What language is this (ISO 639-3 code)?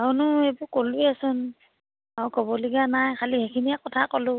asm